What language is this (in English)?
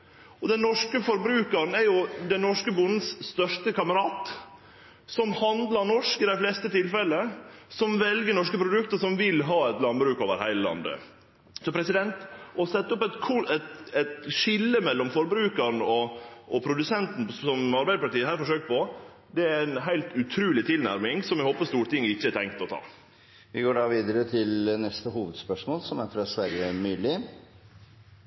Norwegian